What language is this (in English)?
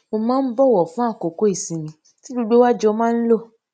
Yoruba